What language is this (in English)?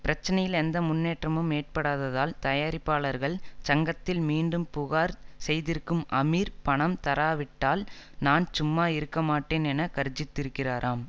Tamil